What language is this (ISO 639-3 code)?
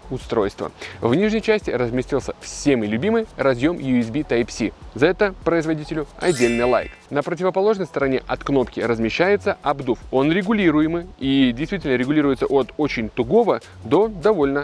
rus